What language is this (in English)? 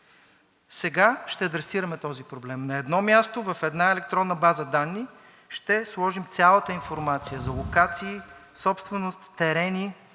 Bulgarian